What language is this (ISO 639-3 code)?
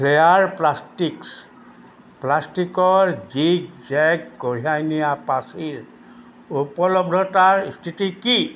asm